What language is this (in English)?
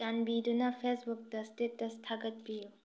Manipuri